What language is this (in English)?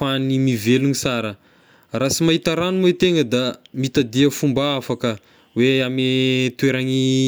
Tesaka Malagasy